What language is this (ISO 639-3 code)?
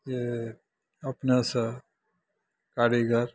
mai